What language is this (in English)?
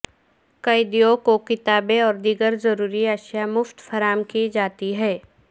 Urdu